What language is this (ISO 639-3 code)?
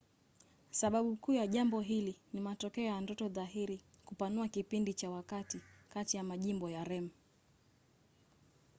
swa